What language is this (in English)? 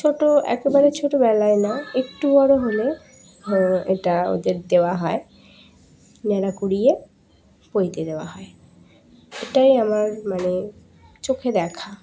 Bangla